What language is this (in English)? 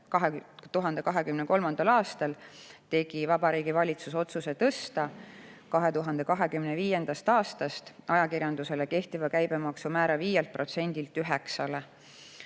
Estonian